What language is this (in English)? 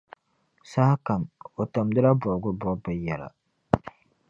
Dagbani